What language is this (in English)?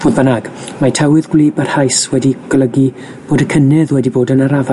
Welsh